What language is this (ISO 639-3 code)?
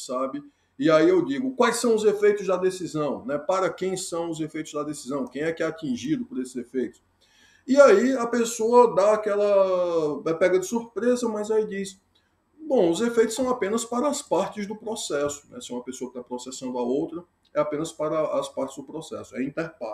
por